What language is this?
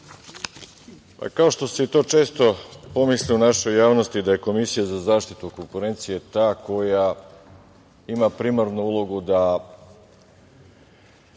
Serbian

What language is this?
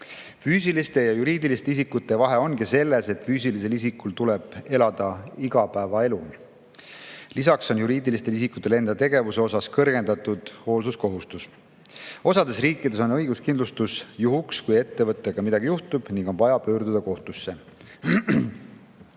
Estonian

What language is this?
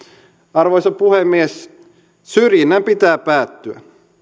Finnish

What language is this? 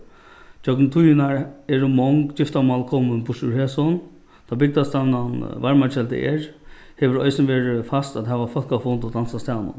Faroese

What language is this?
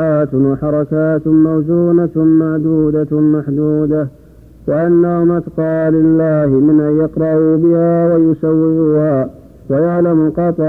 Arabic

